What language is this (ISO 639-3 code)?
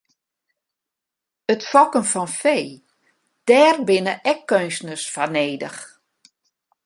fry